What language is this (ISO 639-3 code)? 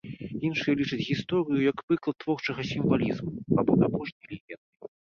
bel